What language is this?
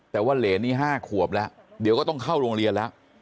Thai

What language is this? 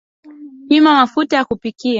Swahili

